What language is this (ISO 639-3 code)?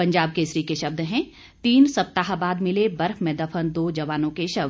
hin